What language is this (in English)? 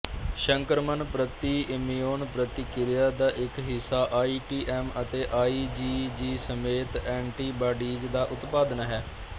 Punjabi